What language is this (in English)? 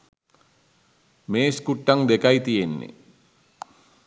Sinhala